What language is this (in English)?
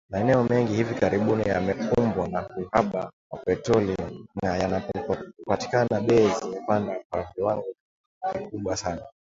Swahili